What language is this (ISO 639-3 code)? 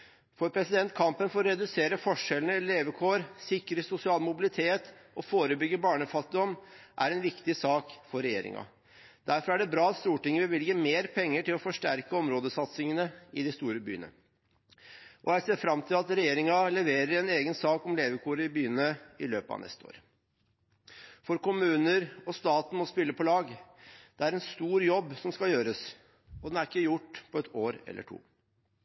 nob